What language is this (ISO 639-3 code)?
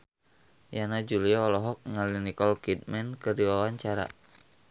sun